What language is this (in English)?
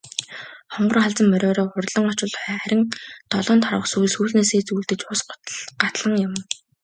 Mongolian